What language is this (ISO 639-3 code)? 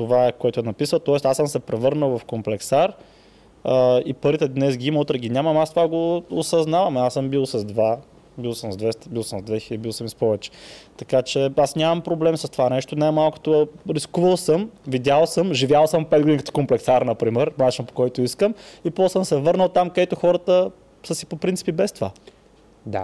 bul